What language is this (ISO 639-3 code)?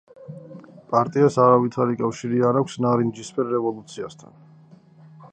kat